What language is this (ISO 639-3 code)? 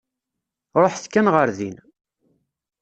kab